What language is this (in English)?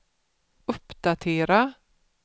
Swedish